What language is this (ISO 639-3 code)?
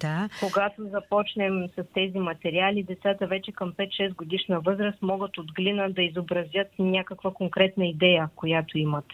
bul